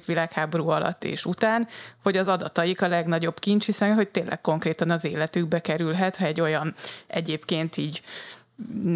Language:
Hungarian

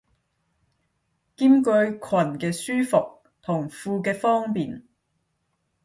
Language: Cantonese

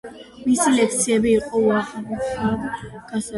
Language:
Georgian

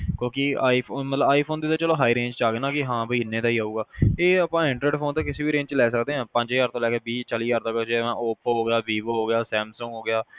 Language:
Punjabi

